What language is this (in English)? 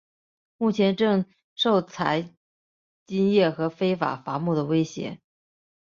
Chinese